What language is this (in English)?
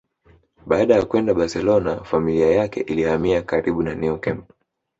Swahili